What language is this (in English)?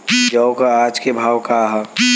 Bhojpuri